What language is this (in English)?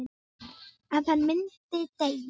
Icelandic